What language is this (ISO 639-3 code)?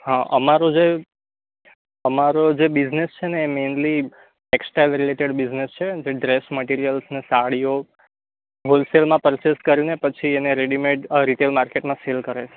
guj